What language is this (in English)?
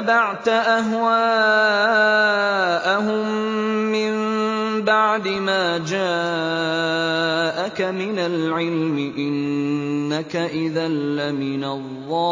Arabic